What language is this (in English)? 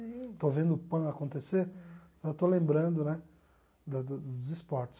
Portuguese